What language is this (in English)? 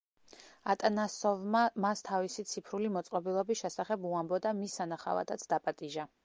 Georgian